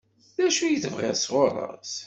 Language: Kabyle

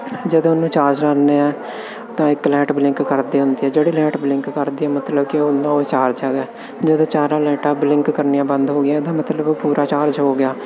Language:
Punjabi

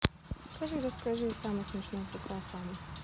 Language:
Russian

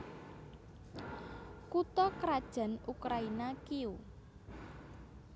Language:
Javanese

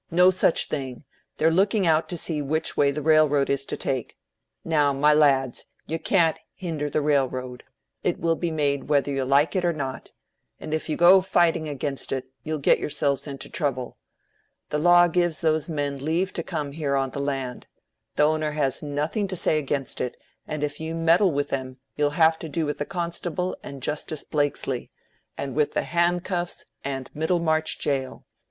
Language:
English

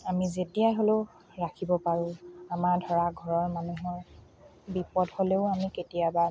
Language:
Assamese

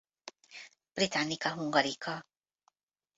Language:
Hungarian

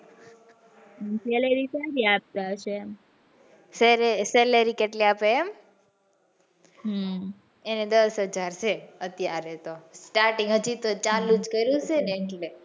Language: Gujarati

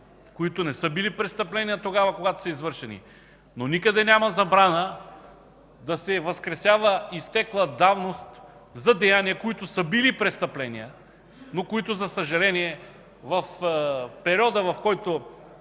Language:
Bulgarian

